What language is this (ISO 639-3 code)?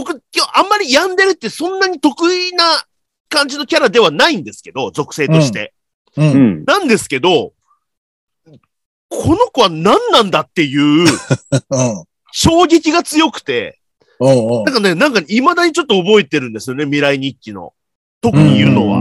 jpn